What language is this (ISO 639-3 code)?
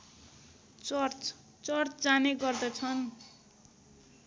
nep